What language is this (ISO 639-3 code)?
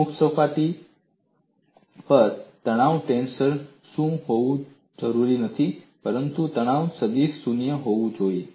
guj